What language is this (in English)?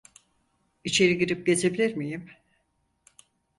Turkish